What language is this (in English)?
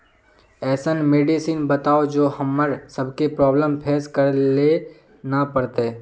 Magahi